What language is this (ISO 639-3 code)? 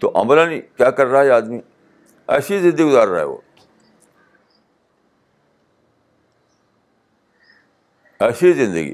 urd